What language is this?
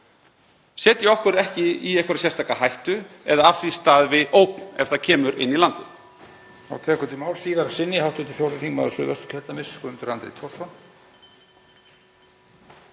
Icelandic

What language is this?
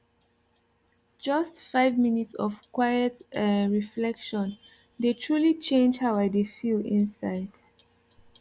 Nigerian Pidgin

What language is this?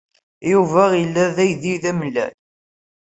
Kabyle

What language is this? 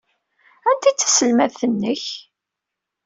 Kabyle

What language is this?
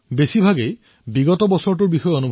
Assamese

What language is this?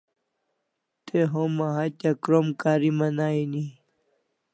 Kalasha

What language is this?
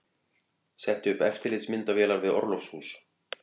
Icelandic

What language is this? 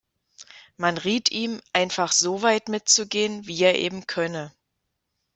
German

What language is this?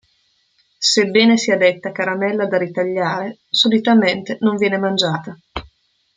Italian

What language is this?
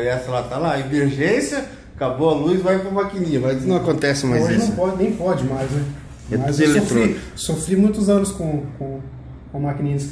Portuguese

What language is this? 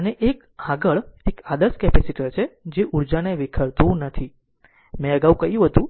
Gujarati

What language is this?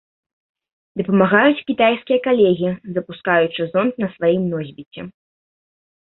Belarusian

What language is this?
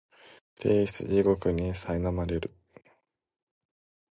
Japanese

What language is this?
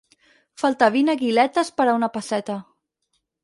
Catalan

